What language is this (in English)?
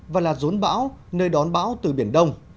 Vietnamese